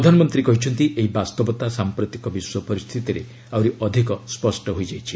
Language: Odia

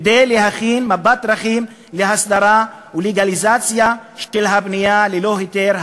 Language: Hebrew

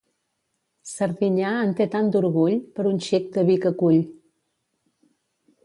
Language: Catalan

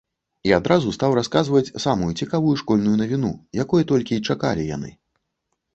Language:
Belarusian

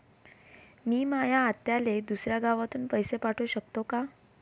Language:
Marathi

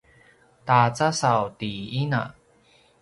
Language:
Paiwan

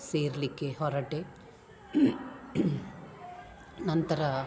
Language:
Kannada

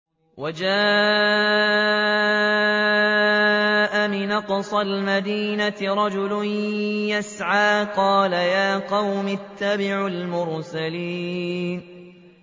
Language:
Arabic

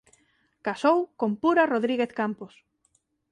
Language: Galician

